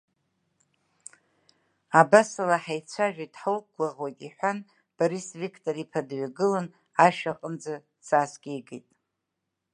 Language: Abkhazian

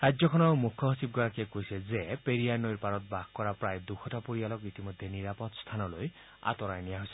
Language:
Assamese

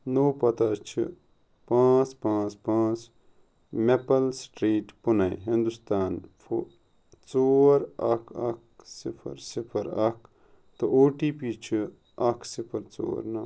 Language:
Kashmiri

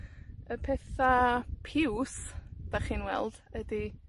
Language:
Welsh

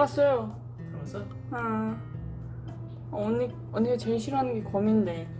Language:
Korean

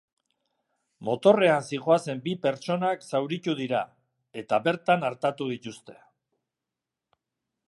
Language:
Basque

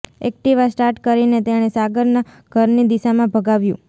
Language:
Gujarati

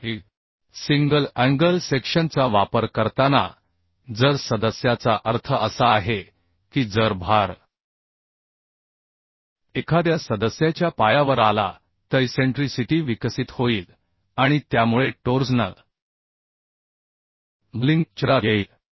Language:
Marathi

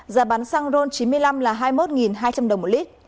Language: Vietnamese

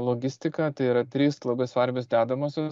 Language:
Lithuanian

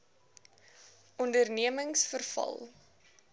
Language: Afrikaans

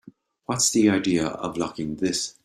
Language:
English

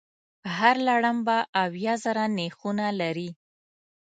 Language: Pashto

